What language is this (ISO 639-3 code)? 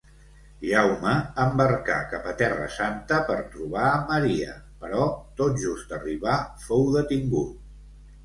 cat